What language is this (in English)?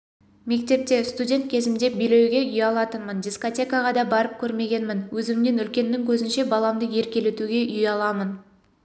Kazakh